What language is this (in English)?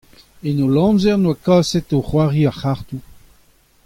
Breton